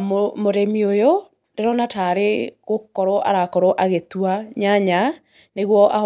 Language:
Kikuyu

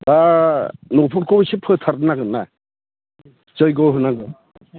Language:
Bodo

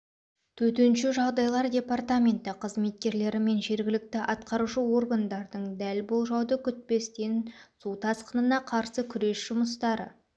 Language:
Kazakh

